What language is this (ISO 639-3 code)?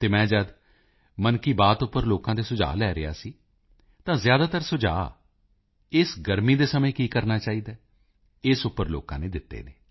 pan